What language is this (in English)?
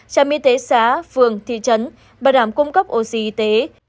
Vietnamese